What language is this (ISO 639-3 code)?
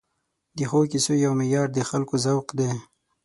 pus